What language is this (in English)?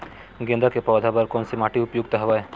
Chhattisgarhi